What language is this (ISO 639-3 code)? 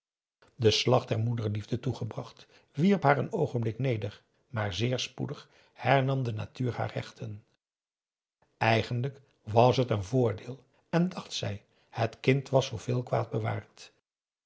nld